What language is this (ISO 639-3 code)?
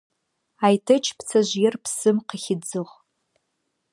ady